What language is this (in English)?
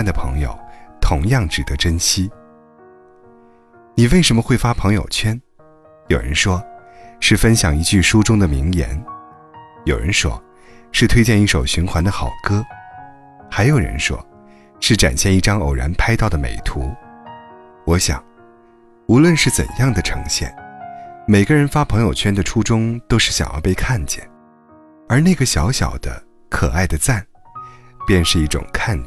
Chinese